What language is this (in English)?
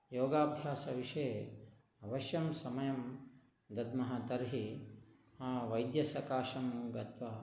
Sanskrit